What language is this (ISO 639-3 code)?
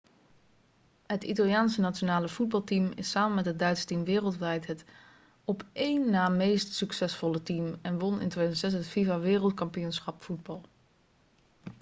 nld